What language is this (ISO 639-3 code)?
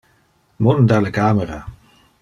ina